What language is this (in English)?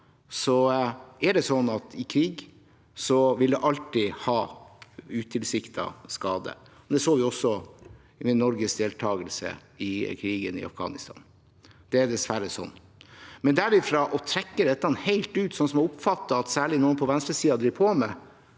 Norwegian